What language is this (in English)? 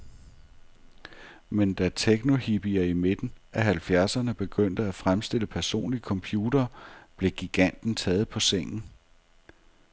Danish